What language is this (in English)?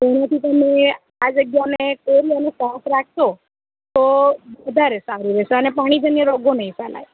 Gujarati